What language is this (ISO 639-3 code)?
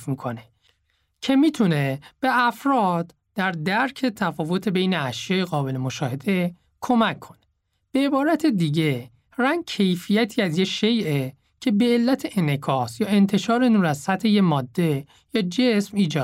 fas